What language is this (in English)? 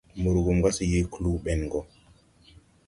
Tupuri